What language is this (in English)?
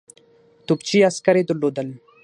Pashto